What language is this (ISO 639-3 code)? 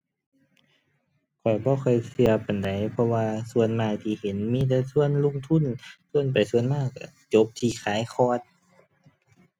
tha